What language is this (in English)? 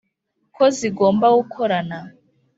Kinyarwanda